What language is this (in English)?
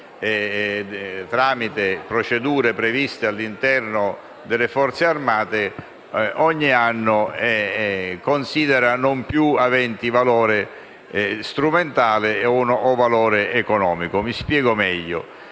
Italian